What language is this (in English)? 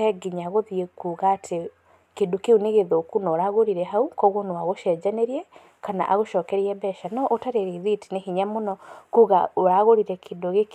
Kikuyu